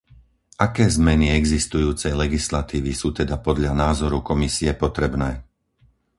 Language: Slovak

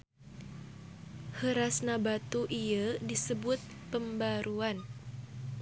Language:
Sundanese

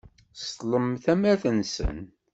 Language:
Kabyle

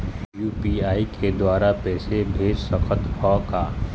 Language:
Chhattisgarhi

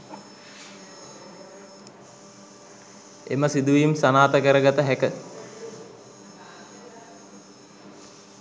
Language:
Sinhala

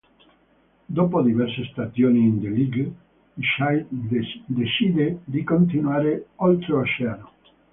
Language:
Italian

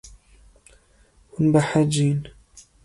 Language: Kurdish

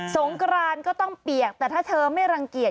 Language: Thai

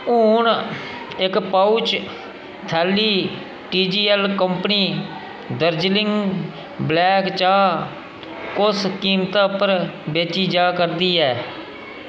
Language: Dogri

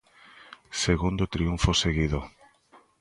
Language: Galician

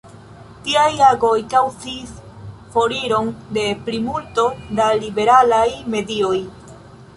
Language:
Esperanto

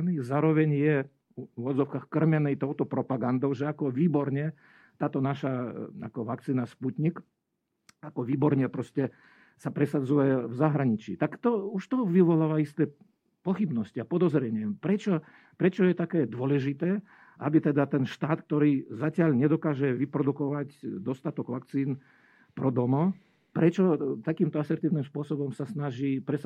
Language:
Slovak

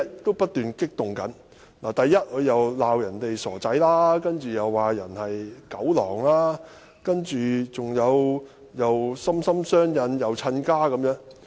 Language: Cantonese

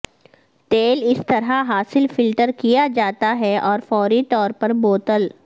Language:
Urdu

